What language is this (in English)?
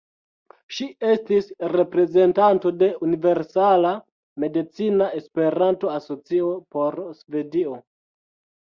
Esperanto